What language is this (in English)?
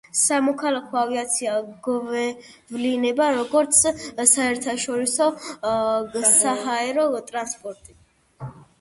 Georgian